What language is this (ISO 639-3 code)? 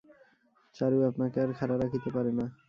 ben